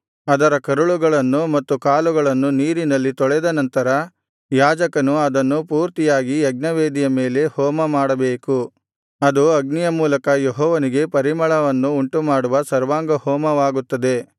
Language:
Kannada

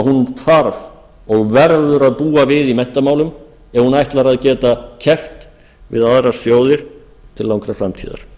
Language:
Icelandic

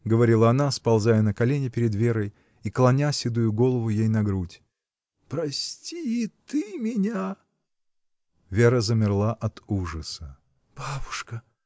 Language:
Russian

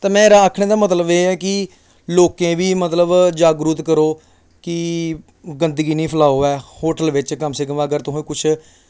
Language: Dogri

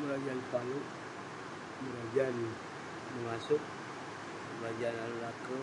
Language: Western Penan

